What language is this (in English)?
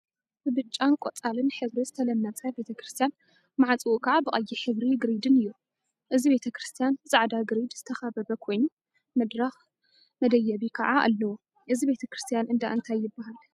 Tigrinya